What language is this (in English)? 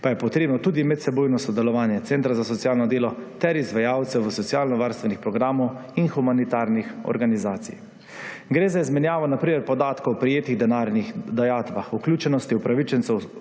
Slovenian